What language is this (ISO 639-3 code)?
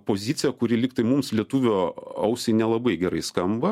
lit